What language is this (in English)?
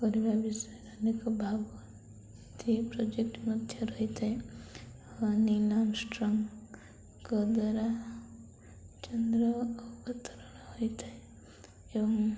Odia